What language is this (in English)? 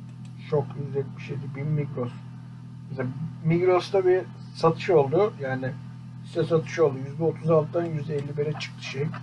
Turkish